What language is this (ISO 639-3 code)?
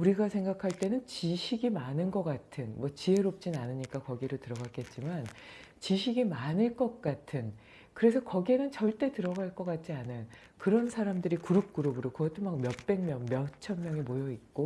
kor